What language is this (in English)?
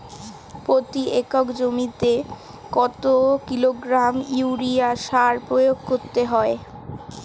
Bangla